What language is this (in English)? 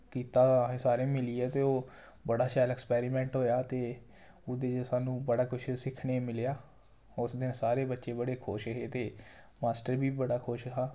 Dogri